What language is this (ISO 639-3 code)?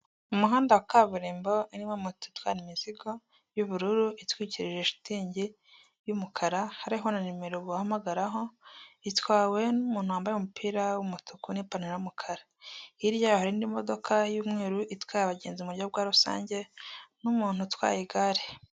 kin